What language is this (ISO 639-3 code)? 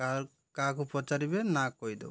ori